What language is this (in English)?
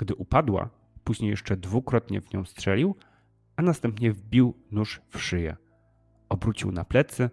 Polish